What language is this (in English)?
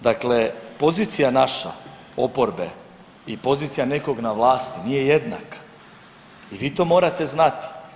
Croatian